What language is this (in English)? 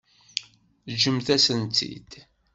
Kabyle